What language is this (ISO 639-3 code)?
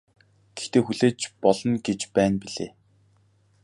mon